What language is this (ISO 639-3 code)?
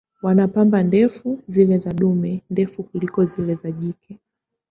swa